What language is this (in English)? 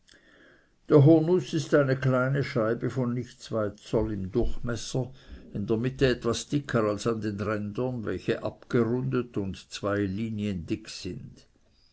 German